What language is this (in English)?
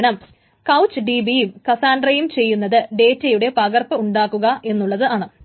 Malayalam